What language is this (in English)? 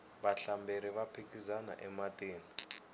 Tsonga